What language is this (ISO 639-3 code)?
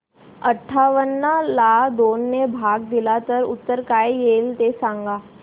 mar